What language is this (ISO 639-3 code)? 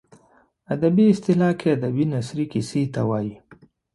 pus